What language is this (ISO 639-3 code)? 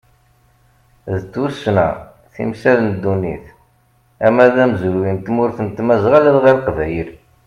kab